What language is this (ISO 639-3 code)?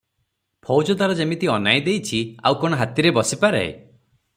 ori